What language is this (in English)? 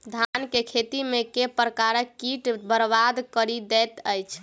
Maithili